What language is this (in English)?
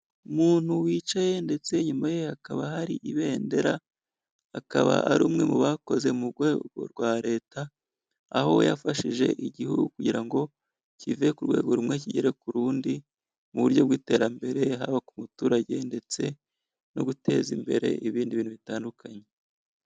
Kinyarwanda